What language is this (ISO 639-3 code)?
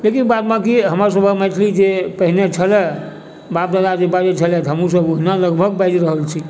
mai